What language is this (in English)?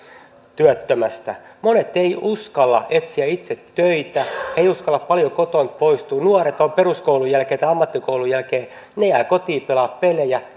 Finnish